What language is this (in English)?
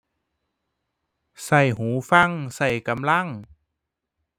Thai